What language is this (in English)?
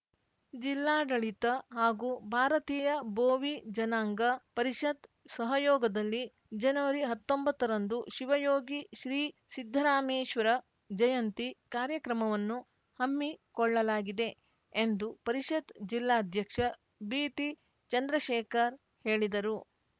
Kannada